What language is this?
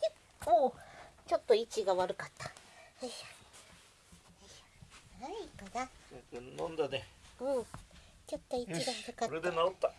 Japanese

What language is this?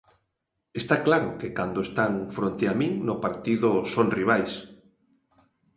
Galician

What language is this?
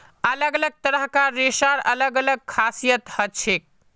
Magahi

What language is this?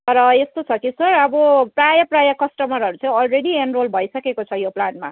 Nepali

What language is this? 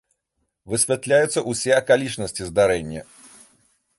Belarusian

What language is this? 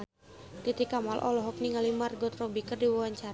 Sundanese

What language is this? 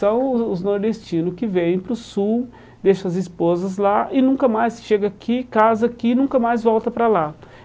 Portuguese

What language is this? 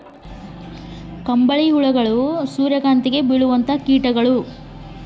Kannada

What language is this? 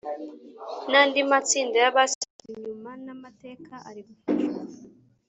Kinyarwanda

